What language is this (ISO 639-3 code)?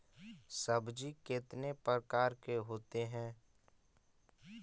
mag